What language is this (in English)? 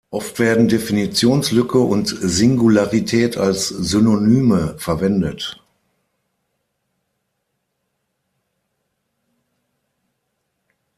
German